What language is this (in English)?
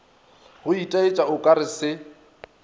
Northern Sotho